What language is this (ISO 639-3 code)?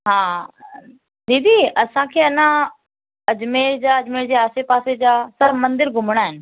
snd